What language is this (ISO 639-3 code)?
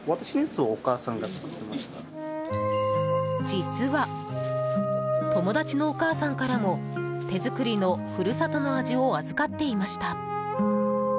jpn